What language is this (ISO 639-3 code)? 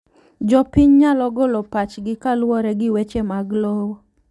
luo